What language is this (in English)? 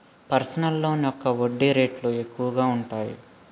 Telugu